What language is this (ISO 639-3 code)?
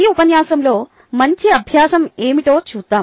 tel